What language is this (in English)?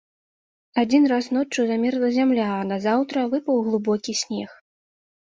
Belarusian